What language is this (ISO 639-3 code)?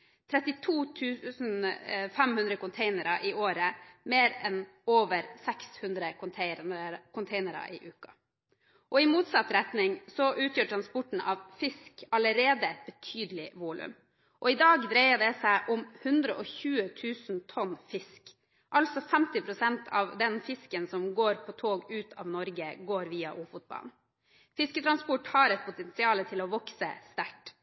nob